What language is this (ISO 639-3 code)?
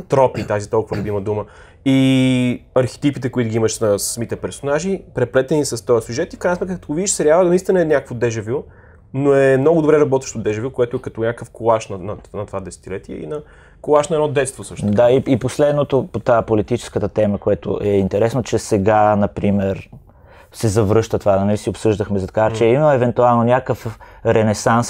bul